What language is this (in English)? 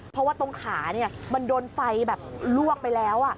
Thai